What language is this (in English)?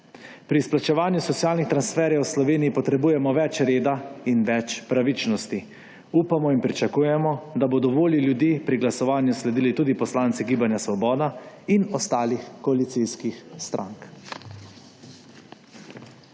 Slovenian